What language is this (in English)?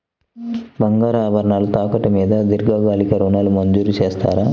Telugu